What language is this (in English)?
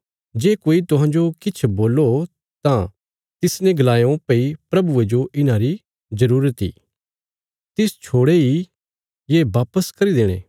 Bilaspuri